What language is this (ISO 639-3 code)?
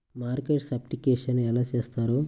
tel